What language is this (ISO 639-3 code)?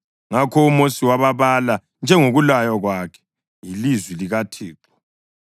nde